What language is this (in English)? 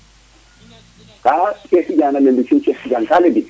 Serer